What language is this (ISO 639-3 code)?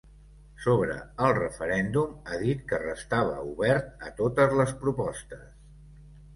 cat